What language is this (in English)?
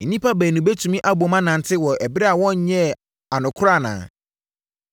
Akan